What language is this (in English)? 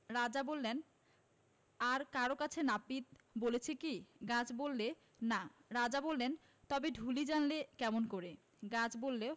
Bangla